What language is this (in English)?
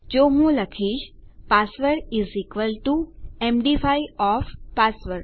Gujarati